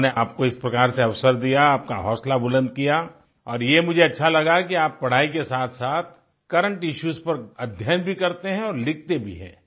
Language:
Hindi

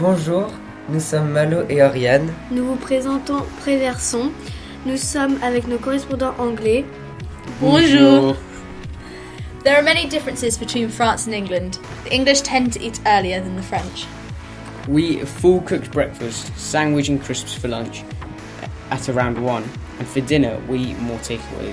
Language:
French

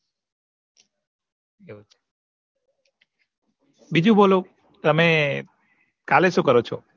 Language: Gujarati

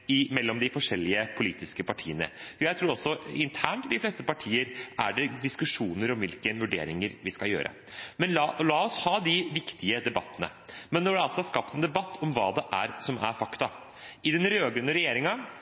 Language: Norwegian Bokmål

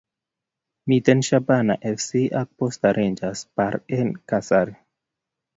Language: Kalenjin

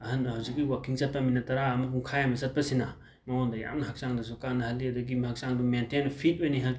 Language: Manipuri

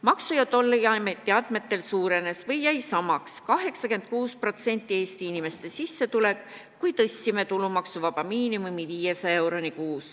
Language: Estonian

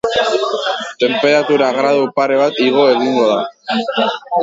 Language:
Basque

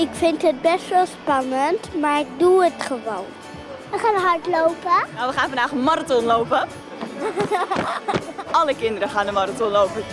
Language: Dutch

